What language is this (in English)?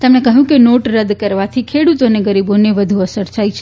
Gujarati